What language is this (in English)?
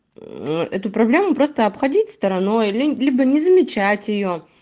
Russian